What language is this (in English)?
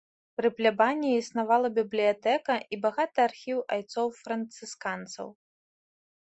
Belarusian